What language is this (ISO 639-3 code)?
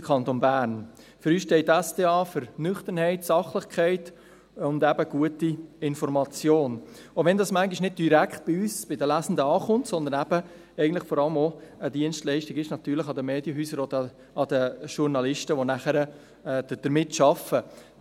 gsw